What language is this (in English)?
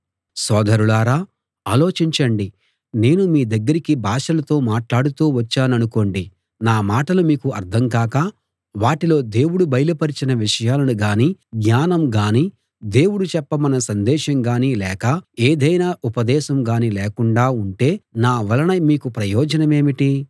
Telugu